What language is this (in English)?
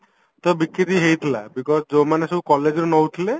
Odia